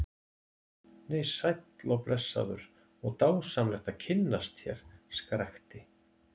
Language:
Icelandic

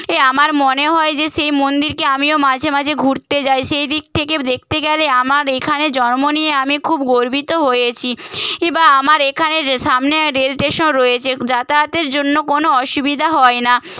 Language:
Bangla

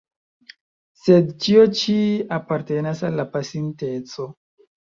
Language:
Esperanto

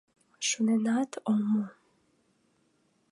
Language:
Mari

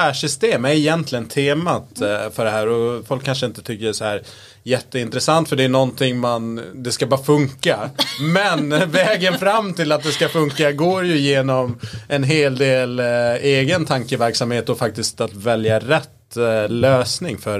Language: Swedish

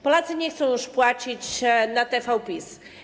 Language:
Polish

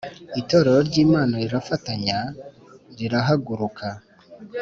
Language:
Kinyarwanda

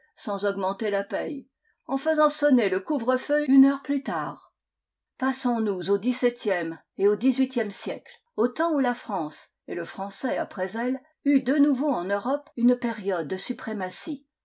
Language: French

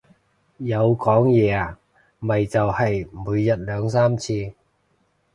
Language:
Cantonese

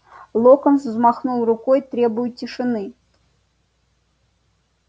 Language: Russian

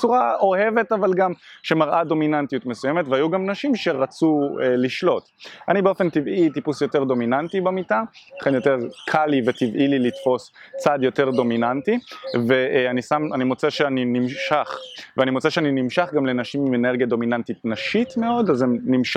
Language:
Hebrew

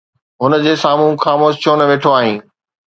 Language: Sindhi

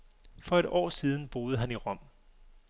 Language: Danish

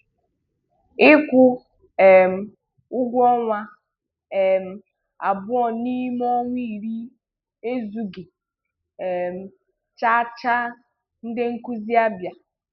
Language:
Igbo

